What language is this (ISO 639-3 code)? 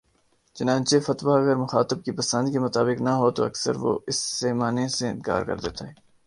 urd